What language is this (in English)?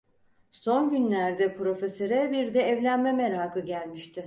Turkish